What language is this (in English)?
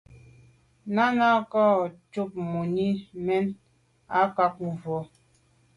Medumba